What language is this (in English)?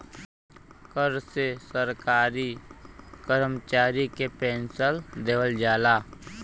Bhojpuri